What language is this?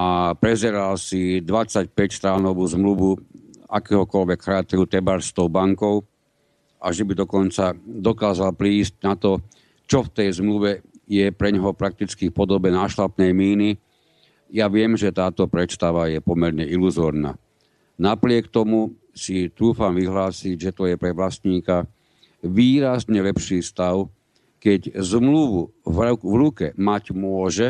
Slovak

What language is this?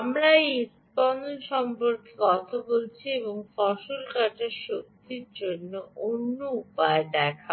Bangla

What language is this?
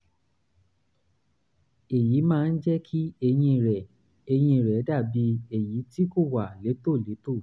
Yoruba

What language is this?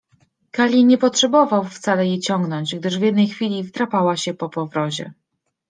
Polish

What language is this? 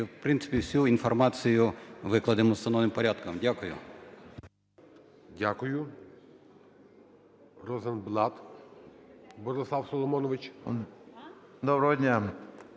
Ukrainian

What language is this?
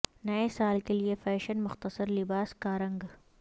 Urdu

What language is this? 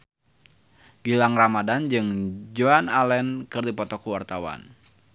Sundanese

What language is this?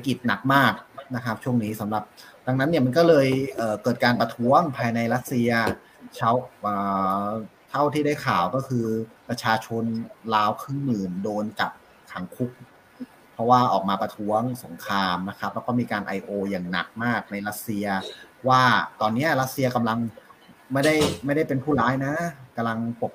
Thai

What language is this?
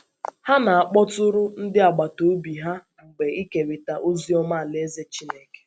Igbo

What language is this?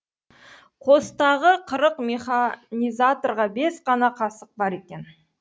Kazakh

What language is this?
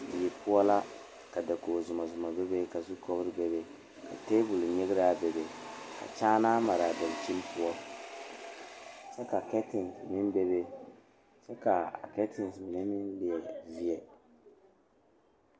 Southern Dagaare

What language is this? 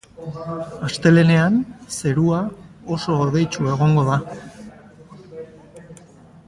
Basque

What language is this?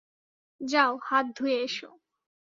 Bangla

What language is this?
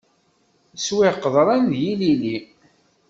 Kabyle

